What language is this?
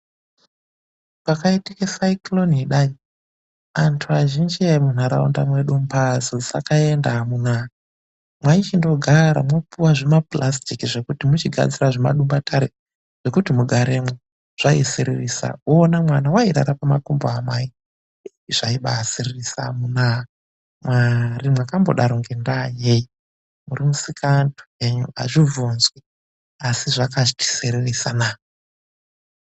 Ndau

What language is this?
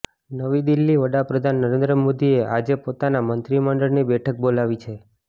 Gujarati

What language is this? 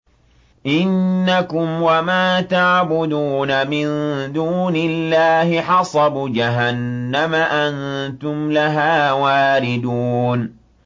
Arabic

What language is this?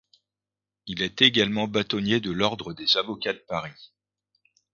French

